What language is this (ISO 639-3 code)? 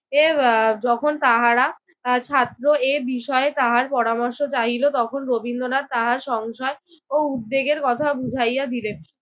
ben